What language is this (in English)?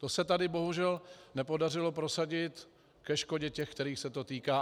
Czech